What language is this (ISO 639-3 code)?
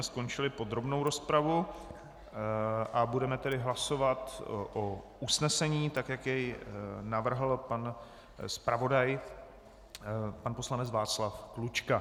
ces